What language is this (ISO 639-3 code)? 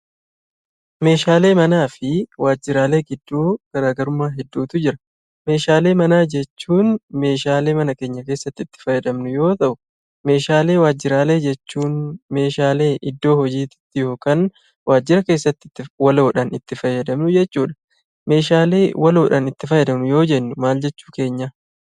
orm